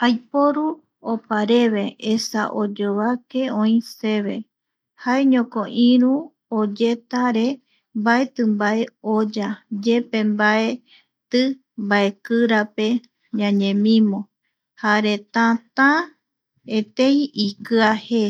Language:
Eastern Bolivian Guaraní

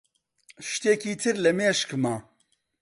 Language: Central Kurdish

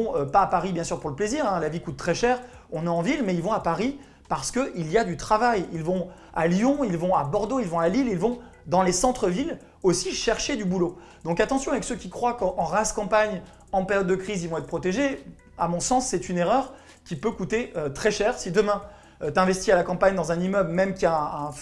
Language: French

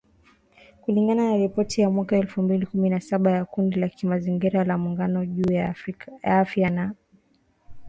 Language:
Swahili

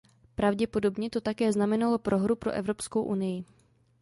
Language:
Czech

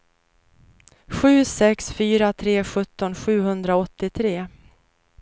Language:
Swedish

